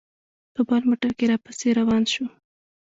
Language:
Pashto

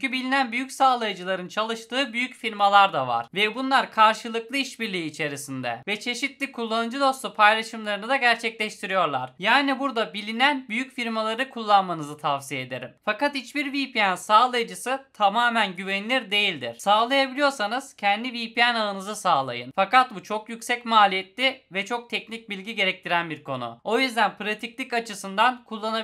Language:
Turkish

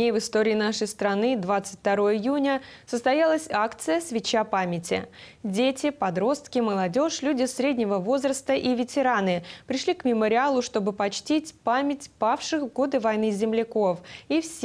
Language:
Russian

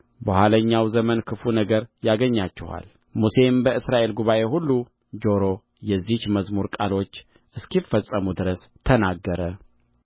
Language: Amharic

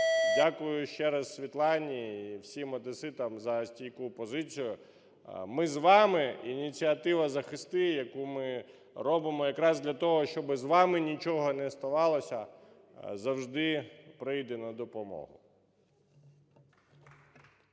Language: Ukrainian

